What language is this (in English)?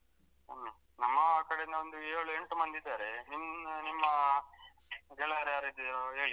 Kannada